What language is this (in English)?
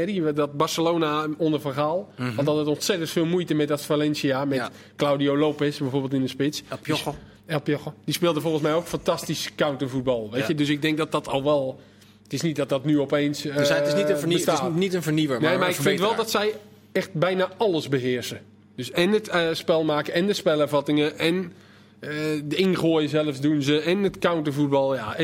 Dutch